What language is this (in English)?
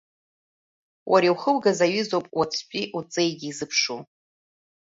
Abkhazian